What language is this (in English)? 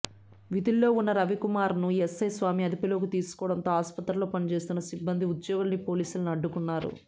Telugu